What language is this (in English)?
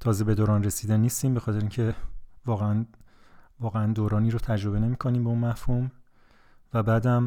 Persian